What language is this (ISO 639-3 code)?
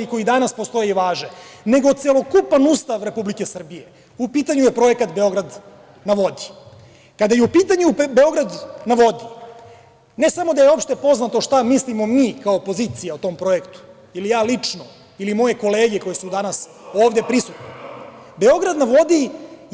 srp